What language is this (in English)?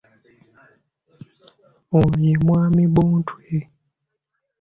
Ganda